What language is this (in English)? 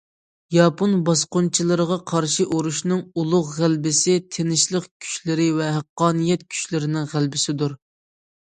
Uyghur